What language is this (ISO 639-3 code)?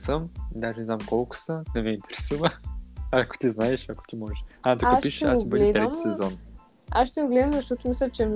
bul